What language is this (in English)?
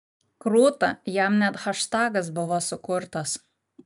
Lithuanian